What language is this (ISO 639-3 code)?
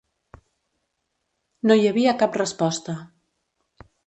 cat